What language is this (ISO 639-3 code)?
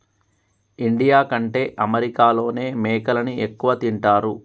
tel